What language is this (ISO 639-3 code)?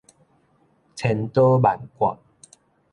nan